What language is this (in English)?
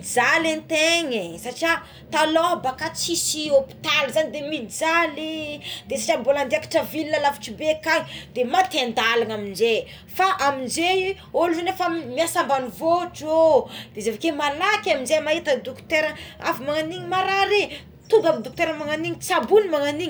Tsimihety Malagasy